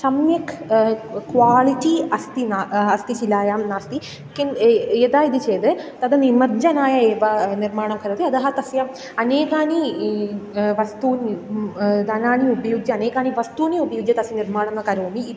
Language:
Sanskrit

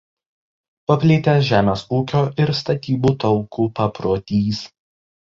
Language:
Lithuanian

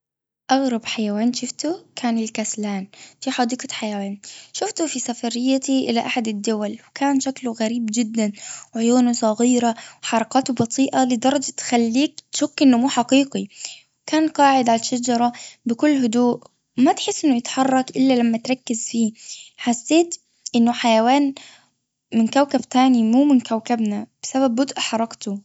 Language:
Gulf Arabic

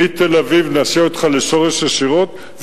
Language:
Hebrew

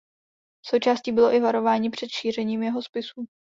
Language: Czech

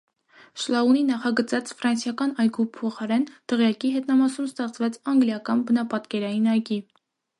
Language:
Armenian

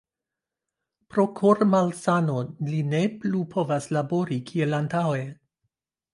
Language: Esperanto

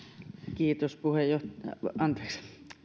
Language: Finnish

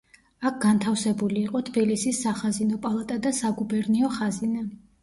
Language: Georgian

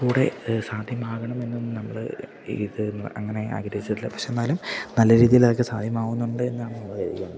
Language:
Malayalam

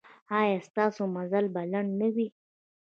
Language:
Pashto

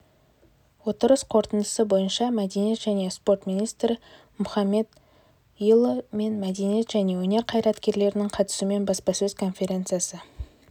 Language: Kazakh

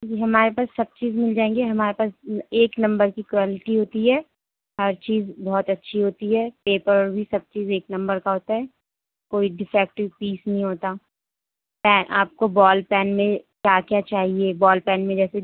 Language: Urdu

